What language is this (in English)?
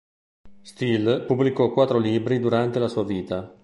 Italian